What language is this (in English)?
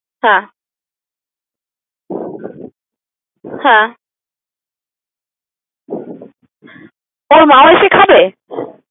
Bangla